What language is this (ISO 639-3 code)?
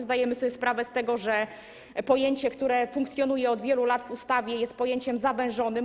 pol